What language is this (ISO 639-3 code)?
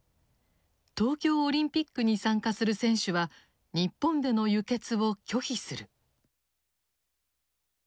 jpn